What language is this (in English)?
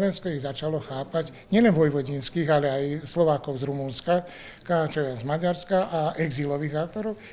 Slovak